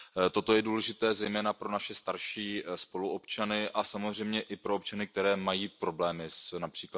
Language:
Czech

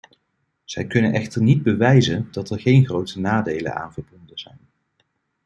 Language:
Dutch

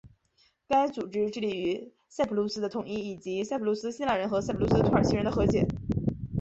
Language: Chinese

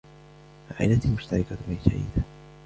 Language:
Arabic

